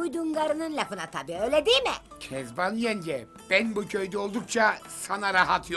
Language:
Turkish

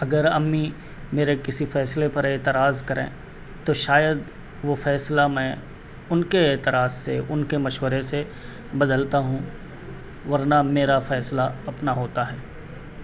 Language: Urdu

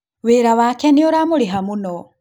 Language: Kikuyu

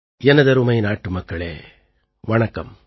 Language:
Tamil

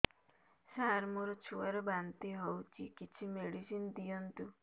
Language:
Odia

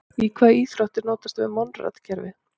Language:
Icelandic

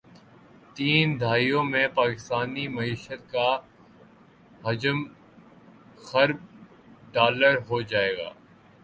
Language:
Urdu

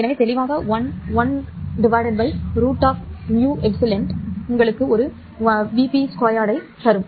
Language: Tamil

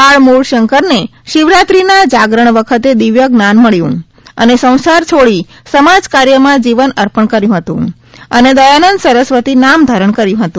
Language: Gujarati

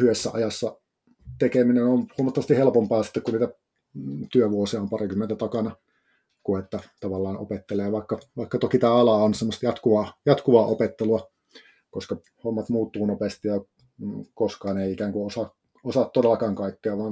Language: Finnish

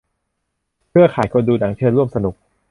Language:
Thai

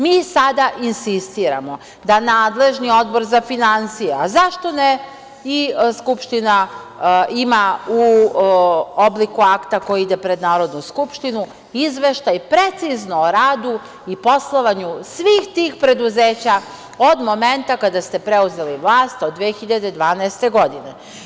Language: Serbian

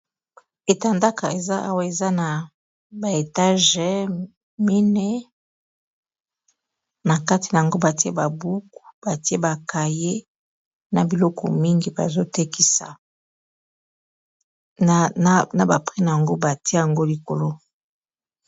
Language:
Lingala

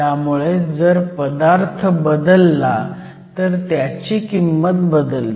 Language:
Marathi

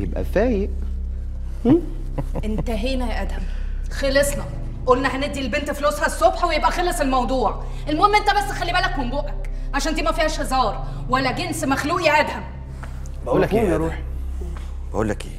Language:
Arabic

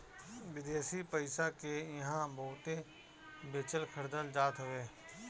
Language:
Bhojpuri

